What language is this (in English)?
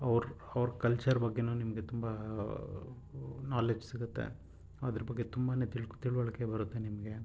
Kannada